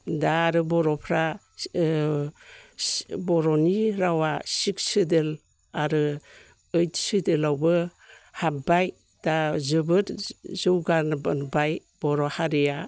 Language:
Bodo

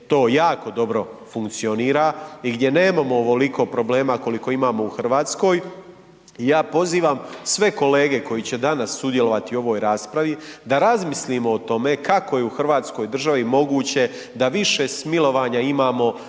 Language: Croatian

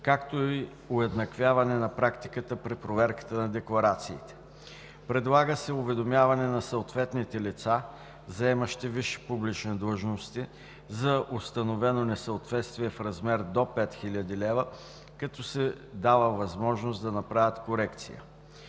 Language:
Bulgarian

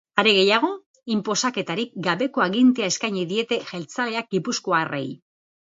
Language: Basque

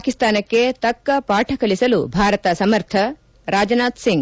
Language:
Kannada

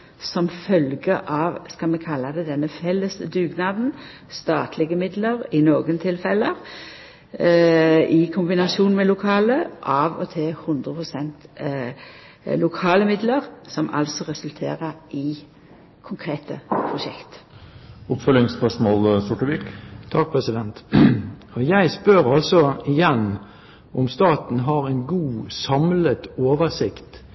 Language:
Norwegian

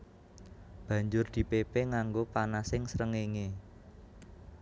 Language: Javanese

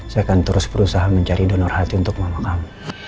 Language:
Indonesian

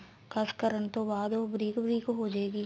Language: Punjabi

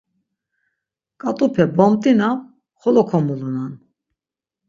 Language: Laz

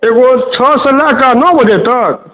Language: Maithili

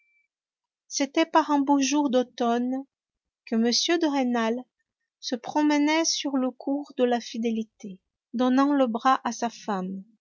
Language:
French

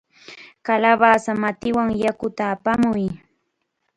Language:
Chiquián Ancash Quechua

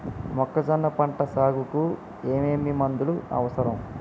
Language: Telugu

